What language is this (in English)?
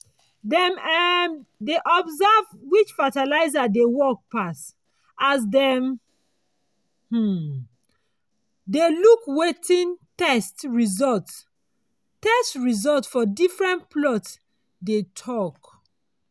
Nigerian Pidgin